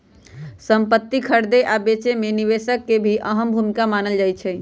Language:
Magahi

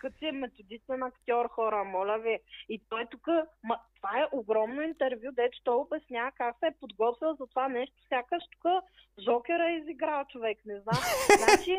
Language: Bulgarian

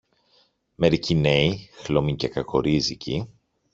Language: Greek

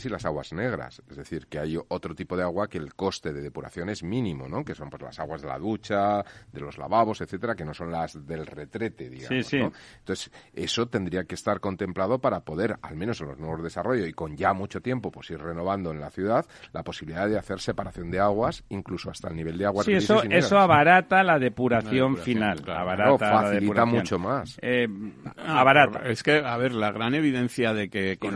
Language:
Spanish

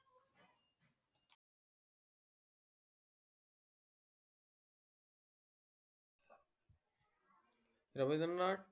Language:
Marathi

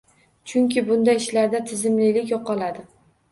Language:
Uzbek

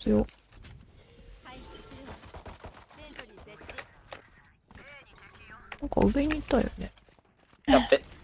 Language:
Japanese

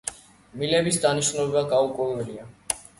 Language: Georgian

